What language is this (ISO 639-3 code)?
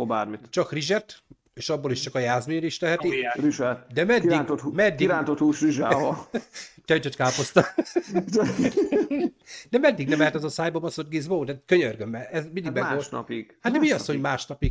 hun